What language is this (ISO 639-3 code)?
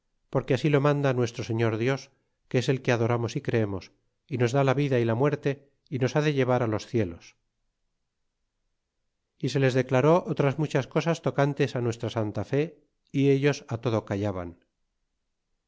spa